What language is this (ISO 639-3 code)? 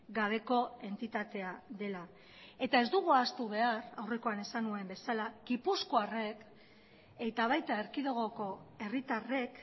eus